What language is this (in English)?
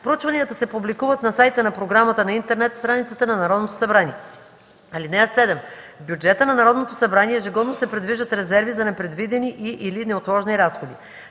Bulgarian